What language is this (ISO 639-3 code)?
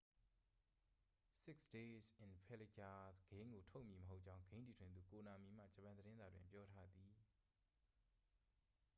mya